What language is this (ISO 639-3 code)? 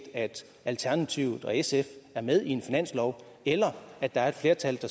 dan